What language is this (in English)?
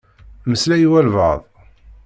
Kabyle